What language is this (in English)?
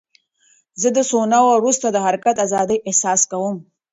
Pashto